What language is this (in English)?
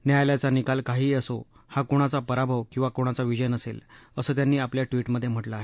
Marathi